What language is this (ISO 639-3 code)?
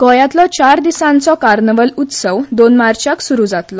kok